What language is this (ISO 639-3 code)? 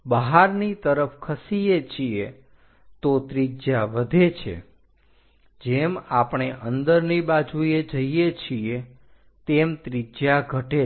guj